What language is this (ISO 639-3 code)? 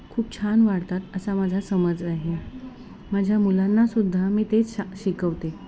mar